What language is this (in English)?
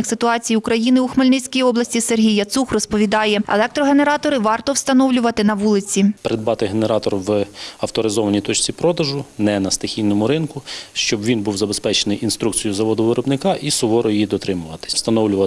Ukrainian